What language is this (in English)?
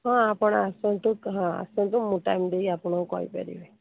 Odia